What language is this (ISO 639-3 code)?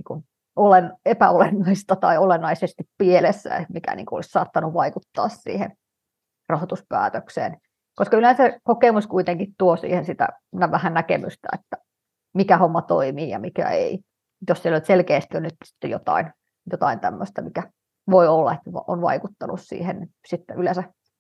fin